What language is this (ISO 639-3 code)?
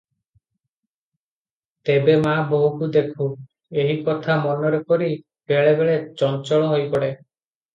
ori